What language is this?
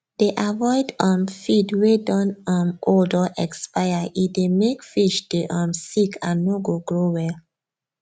Nigerian Pidgin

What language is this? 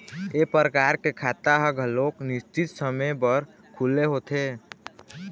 Chhattisgarhi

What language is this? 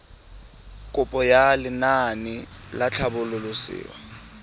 Tswana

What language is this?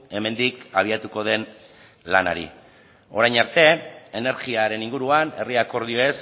Basque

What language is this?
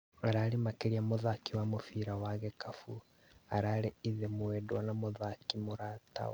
Kikuyu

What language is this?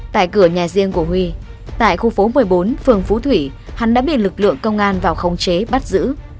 Vietnamese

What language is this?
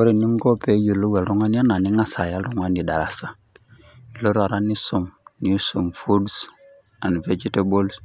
Masai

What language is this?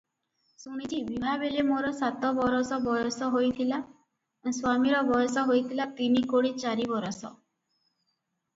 Odia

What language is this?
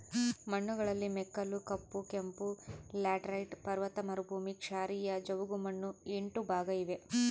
Kannada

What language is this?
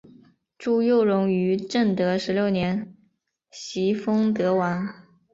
Chinese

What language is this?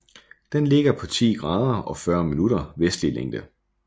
Danish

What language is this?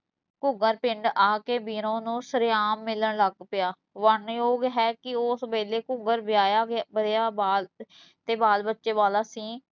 Punjabi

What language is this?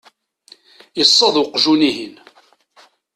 Kabyle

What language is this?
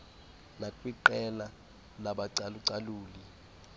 Xhosa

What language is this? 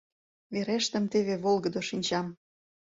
Mari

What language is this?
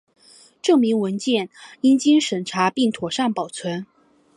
Chinese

